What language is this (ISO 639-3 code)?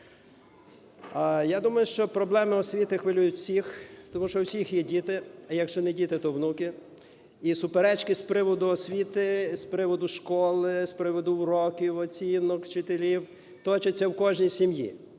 ukr